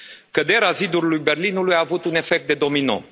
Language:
Romanian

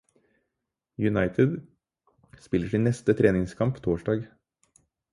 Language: Norwegian Bokmål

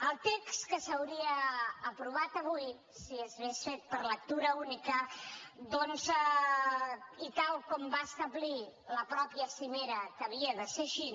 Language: Catalan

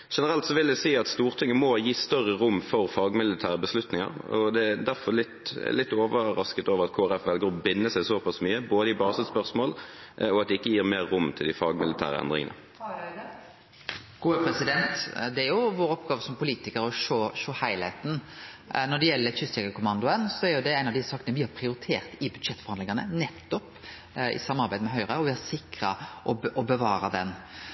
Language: Norwegian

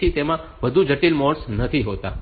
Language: Gujarati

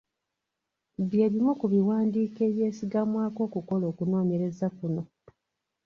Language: Ganda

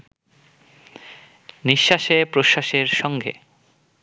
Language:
Bangla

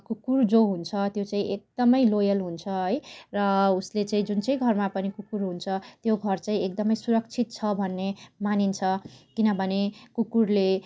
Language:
Nepali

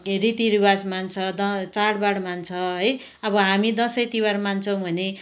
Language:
Nepali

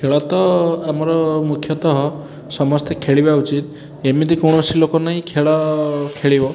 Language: Odia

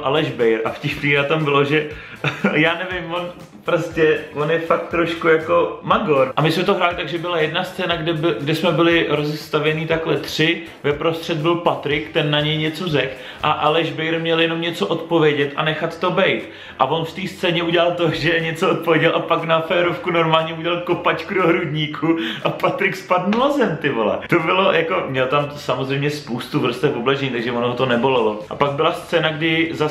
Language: Czech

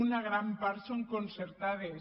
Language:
Catalan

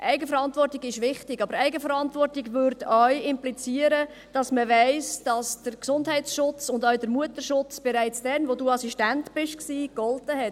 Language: Swiss German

